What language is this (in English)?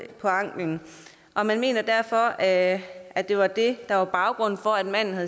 Danish